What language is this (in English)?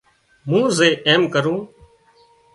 Wadiyara Koli